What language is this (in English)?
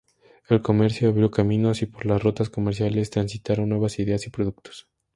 Spanish